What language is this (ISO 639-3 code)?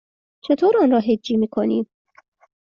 fas